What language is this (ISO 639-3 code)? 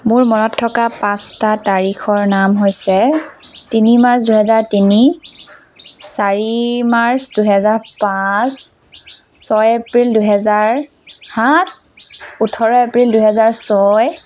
asm